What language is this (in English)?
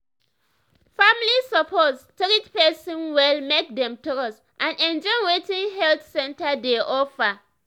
Nigerian Pidgin